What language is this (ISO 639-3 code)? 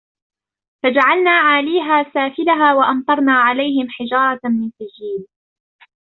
ara